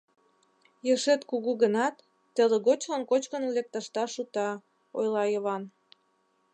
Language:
Mari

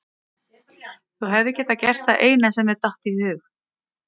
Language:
Icelandic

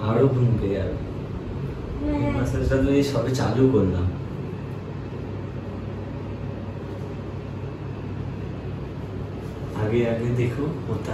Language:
Bangla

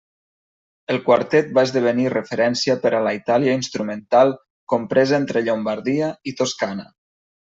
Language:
Catalan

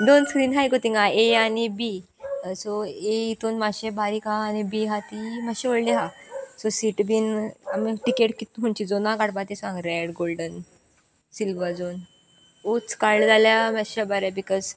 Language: Konkani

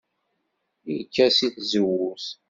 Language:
Kabyle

